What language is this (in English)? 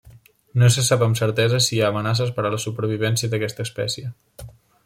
Catalan